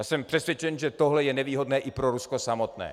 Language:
Czech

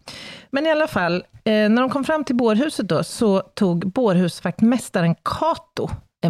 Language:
Swedish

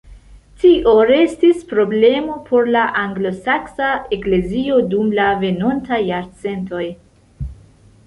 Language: Esperanto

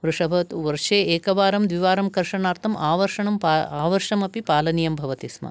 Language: Sanskrit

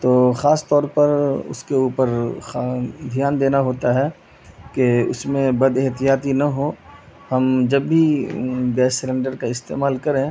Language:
Urdu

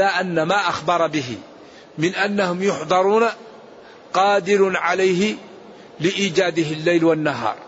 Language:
Arabic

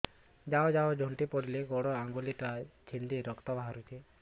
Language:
Odia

